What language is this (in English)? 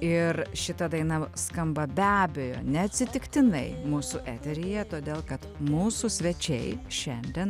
Lithuanian